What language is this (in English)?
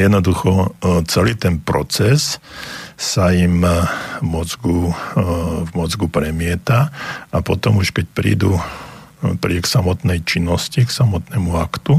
Slovak